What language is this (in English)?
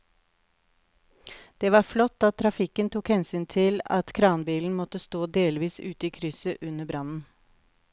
Norwegian